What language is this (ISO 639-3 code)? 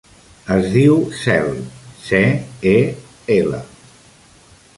cat